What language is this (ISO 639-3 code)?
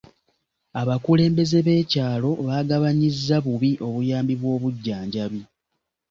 lug